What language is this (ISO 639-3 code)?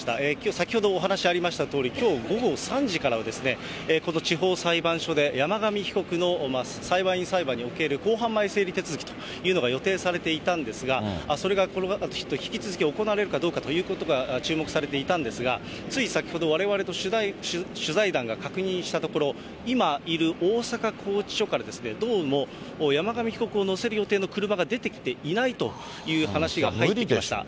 jpn